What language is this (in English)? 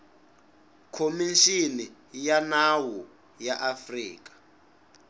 Tsonga